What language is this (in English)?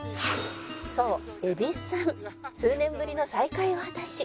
Japanese